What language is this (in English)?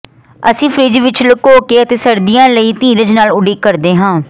Punjabi